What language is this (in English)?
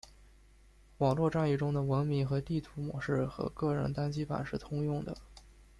Chinese